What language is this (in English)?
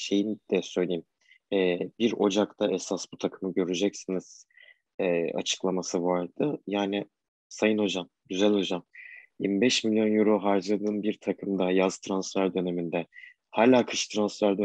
Turkish